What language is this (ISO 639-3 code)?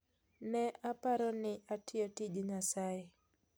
luo